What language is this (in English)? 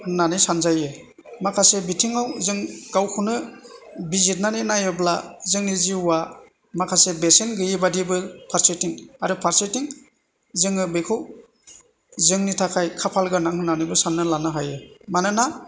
Bodo